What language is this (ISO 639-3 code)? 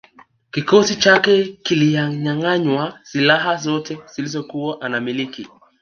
swa